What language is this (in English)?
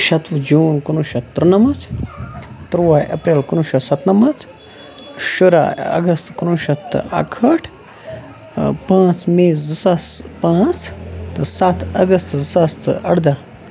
Kashmiri